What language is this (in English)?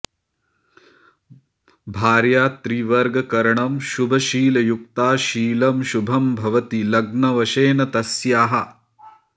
Sanskrit